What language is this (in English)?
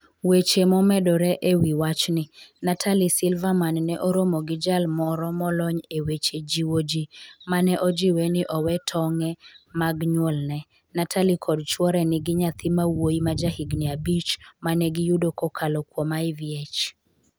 Luo (Kenya and Tanzania)